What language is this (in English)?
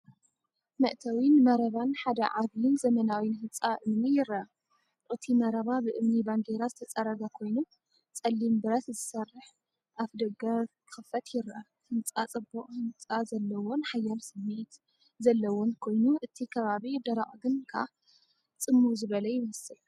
Tigrinya